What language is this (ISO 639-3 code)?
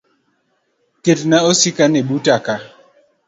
luo